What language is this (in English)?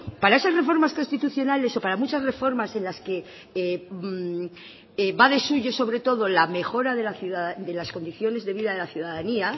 Spanish